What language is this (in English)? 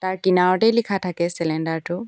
Assamese